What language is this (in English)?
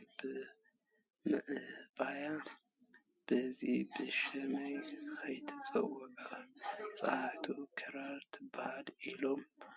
Tigrinya